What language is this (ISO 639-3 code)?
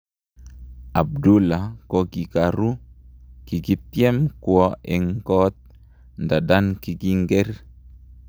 kln